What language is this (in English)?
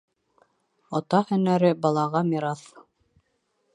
Bashkir